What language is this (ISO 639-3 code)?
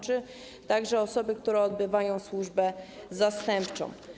pol